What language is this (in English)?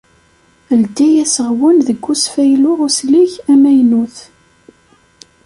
Kabyle